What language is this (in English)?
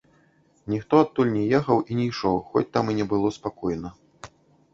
Belarusian